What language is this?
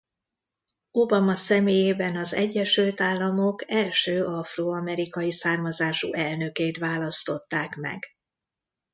Hungarian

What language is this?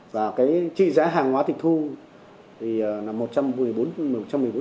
Vietnamese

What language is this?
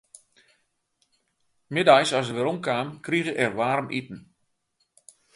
Western Frisian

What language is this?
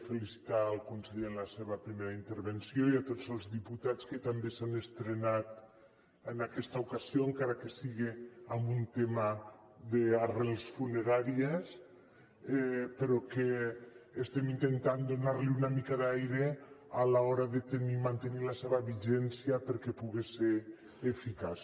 Catalan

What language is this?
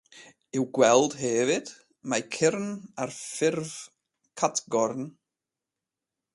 Welsh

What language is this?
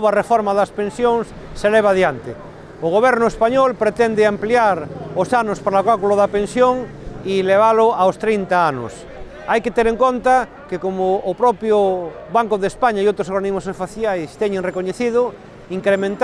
Spanish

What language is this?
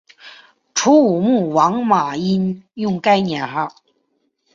Chinese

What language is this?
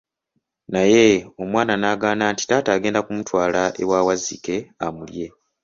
Ganda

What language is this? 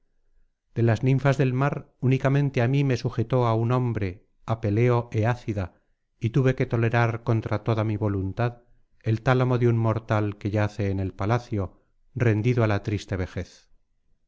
Spanish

